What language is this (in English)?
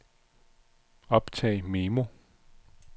Danish